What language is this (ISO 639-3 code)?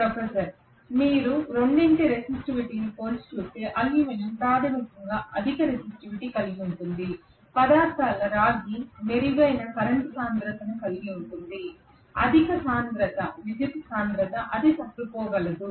tel